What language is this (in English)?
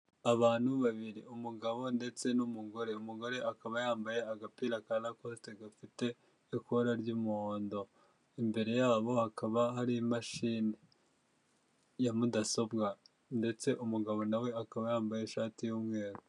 Kinyarwanda